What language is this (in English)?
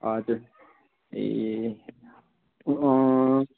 Nepali